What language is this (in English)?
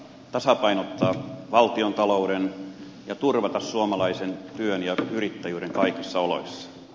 Finnish